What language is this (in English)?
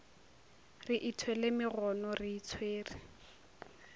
Northern Sotho